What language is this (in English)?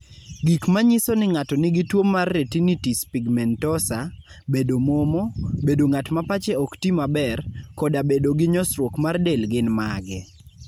Luo (Kenya and Tanzania)